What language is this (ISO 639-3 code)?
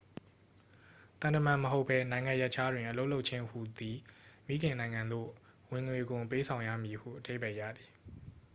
mya